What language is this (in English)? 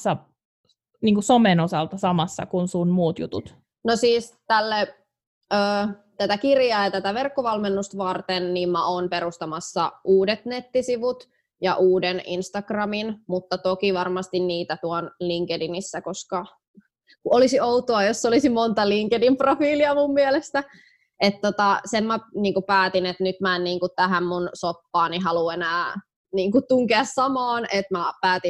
Finnish